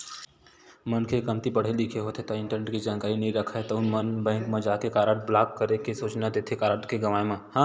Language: Chhattisgarhi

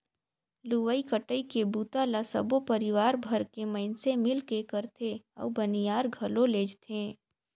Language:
Chhattisgarhi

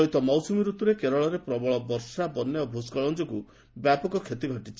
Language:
Odia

